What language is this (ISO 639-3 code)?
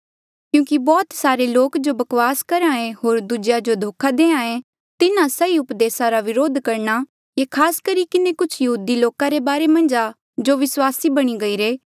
mjl